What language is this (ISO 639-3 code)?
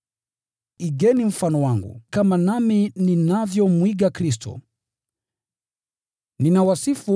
swa